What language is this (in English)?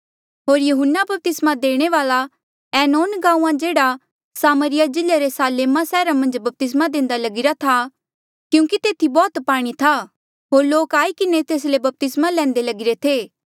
Mandeali